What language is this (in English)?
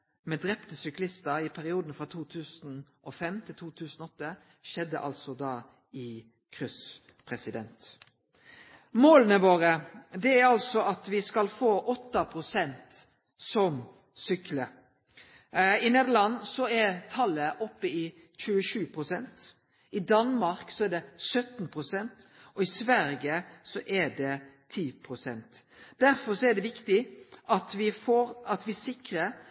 Norwegian Nynorsk